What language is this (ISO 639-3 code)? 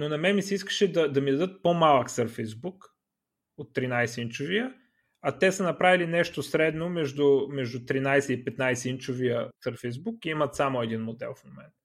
bul